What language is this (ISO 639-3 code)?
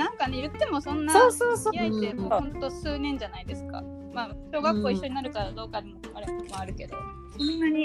jpn